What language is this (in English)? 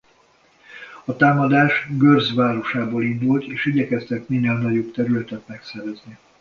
Hungarian